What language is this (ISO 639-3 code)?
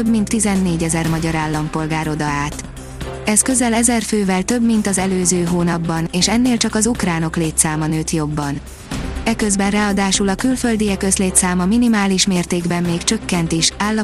hun